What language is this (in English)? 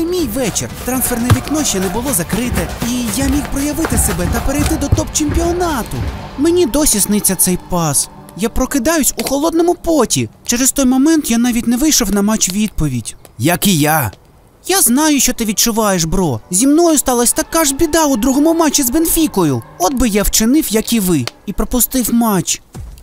Ukrainian